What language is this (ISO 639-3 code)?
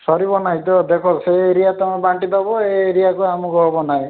ori